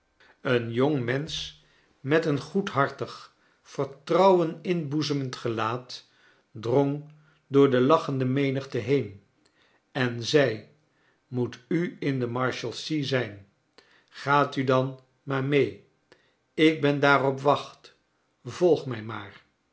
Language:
Dutch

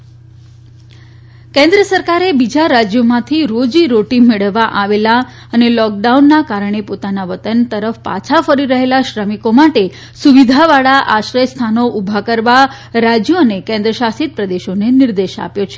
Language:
Gujarati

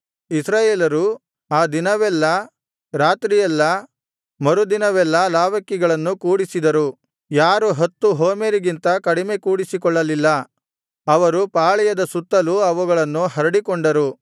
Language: Kannada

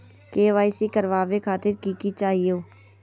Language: Magahi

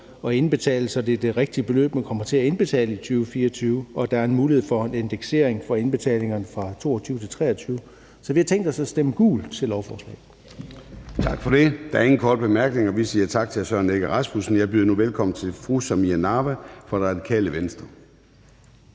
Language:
Danish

